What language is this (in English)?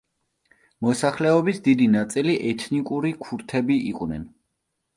Georgian